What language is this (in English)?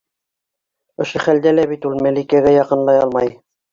Bashkir